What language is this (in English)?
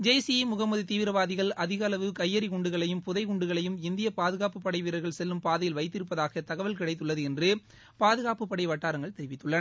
Tamil